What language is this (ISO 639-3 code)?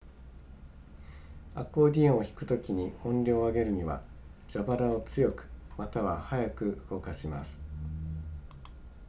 jpn